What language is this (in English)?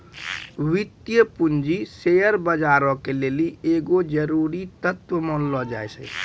Maithili